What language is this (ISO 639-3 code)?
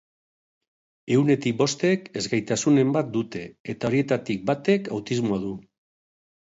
eus